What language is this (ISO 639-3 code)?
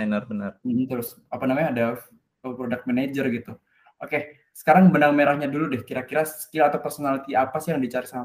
ind